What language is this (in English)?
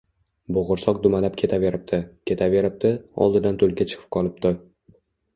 Uzbek